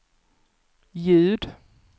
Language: Swedish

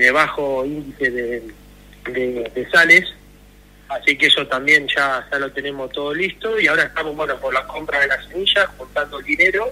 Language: Spanish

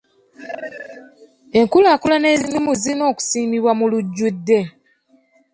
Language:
Ganda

